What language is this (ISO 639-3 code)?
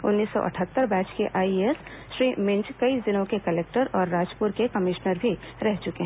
hin